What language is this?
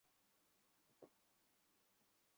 Bangla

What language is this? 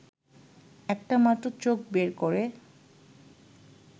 Bangla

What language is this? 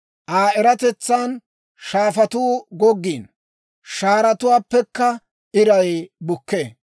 Dawro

